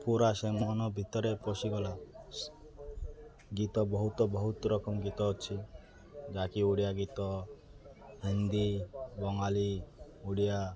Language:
Odia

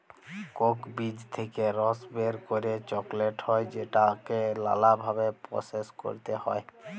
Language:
Bangla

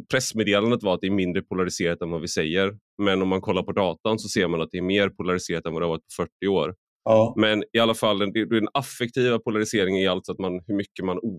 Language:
Swedish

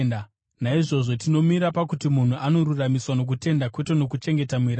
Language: Shona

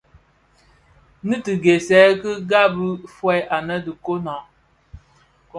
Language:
Bafia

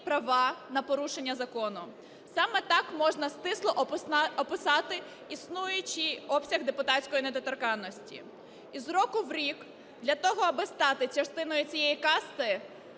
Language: Ukrainian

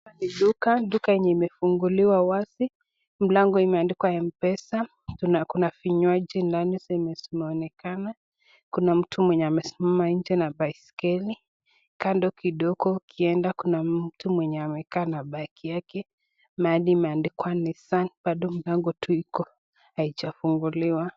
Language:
Swahili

